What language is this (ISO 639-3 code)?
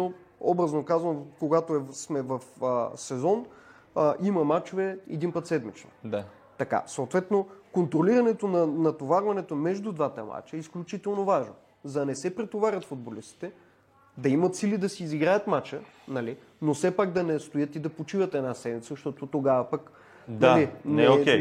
bul